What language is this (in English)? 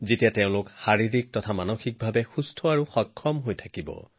Assamese